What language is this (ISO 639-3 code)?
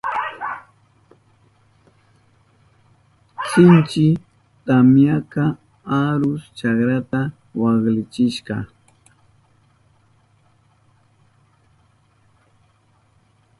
qup